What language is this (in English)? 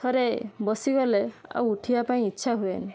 Odia